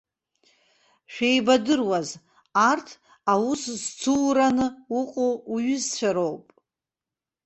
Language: Abkhazian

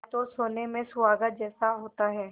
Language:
Hindi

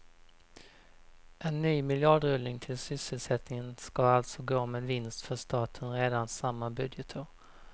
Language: Swedish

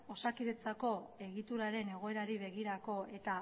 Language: Basque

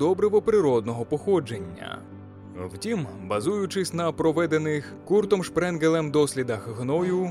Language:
Ukrainian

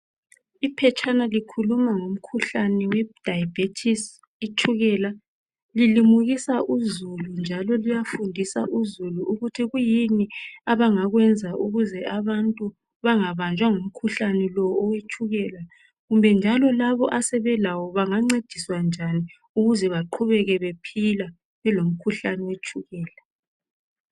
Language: North Ndebele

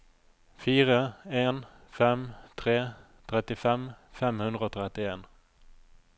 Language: Norwegian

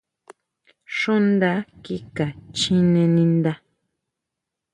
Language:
Huautla Mazatec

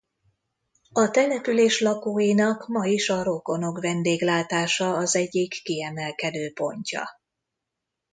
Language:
Hungarian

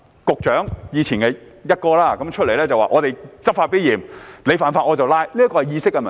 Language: Cantonese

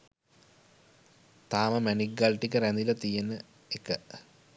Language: Sinhala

